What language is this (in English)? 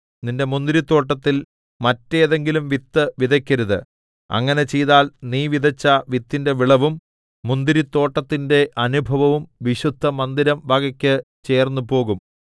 Malayalam